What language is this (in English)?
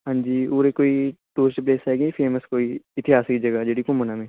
Punjabi